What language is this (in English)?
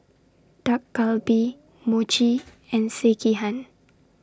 English